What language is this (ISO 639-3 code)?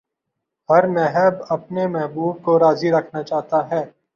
urd